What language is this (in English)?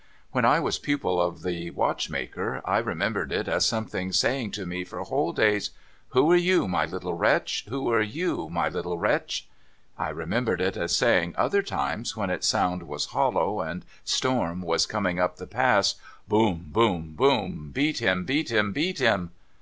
English